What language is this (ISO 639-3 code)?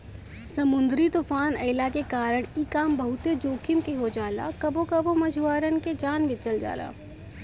bho